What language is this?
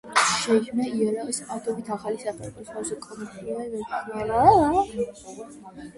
Georgian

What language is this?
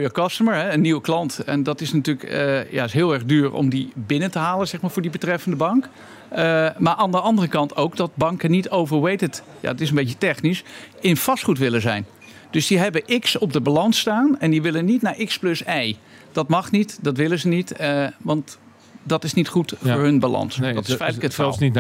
Dutch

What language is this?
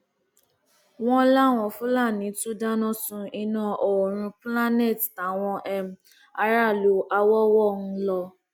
Yoruba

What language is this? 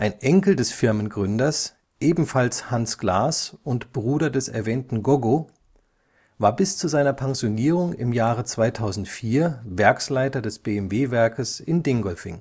German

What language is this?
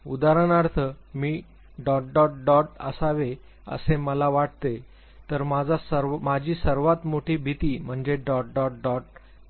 Marathi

